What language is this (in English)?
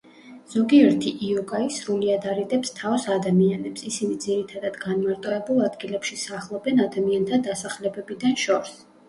Georgian